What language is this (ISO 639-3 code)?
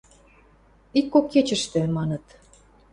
mrj